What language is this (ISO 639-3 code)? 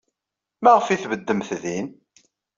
kab